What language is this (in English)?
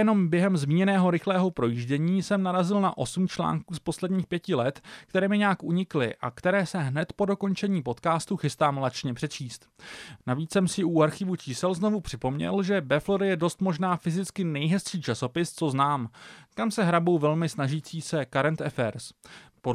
Czech